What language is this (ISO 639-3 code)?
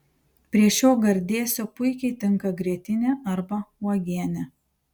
lit